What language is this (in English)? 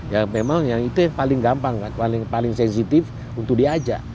Indonesian